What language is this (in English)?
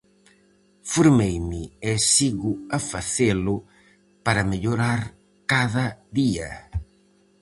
Galician